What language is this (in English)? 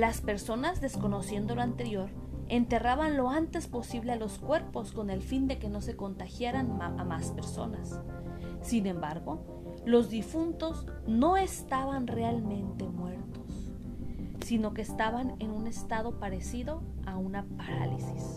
Spanish